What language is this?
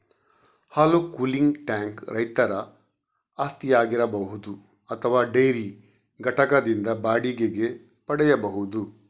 Kannada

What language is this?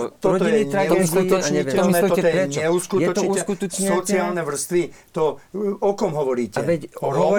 Slovak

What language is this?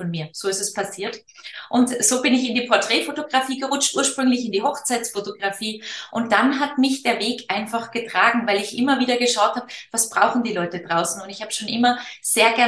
German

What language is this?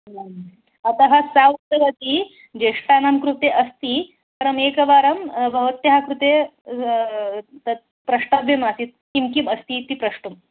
Sanskrit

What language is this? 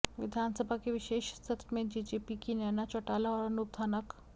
Hindi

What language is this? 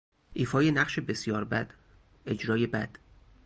Persian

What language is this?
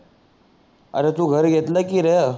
Marathi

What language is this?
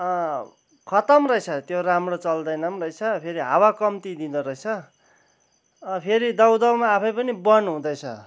Nepali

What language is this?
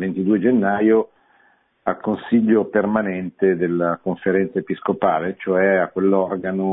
Italian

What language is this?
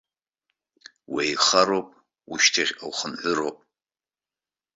Abkhazian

